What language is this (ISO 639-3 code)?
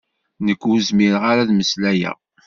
kab